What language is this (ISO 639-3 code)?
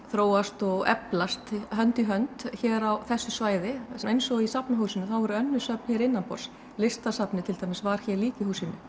isl